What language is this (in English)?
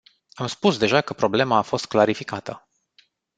Romanian